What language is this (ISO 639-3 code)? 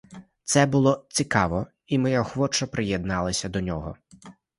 ukr